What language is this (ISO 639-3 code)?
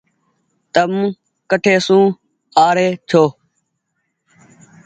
gig